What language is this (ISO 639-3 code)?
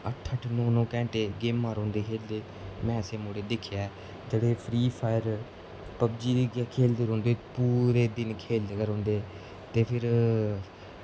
doi